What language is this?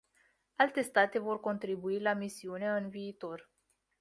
Romanian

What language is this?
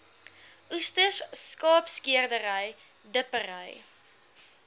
Afrikaans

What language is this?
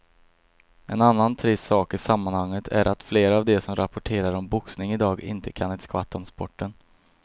Swedish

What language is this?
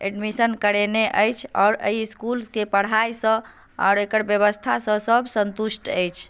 Maithili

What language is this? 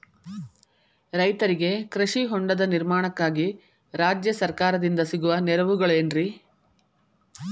Kannada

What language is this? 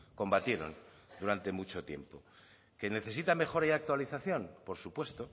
Spanish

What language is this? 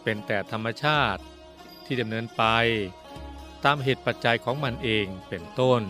Thai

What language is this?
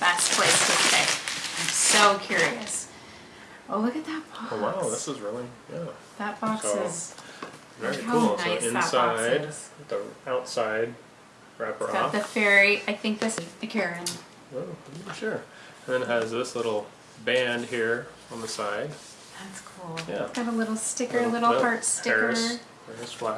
English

